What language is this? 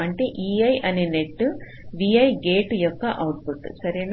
Telugu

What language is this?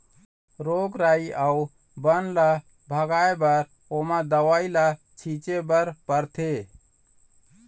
Chhattisgarhi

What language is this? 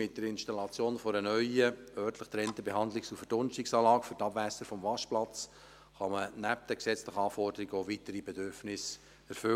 Swiss German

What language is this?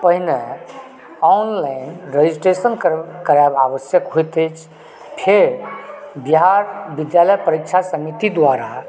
Maithili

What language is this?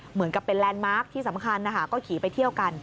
Thai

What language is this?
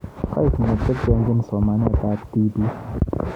Kalenjin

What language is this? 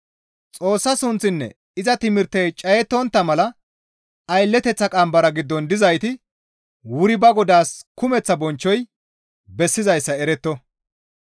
Gamo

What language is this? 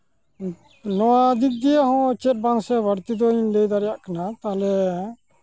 Santali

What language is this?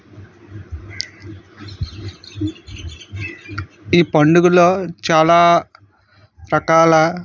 Telugu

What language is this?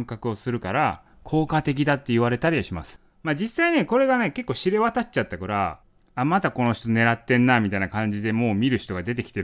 Japanese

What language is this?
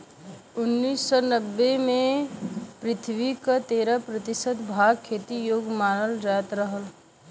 Bhojpuri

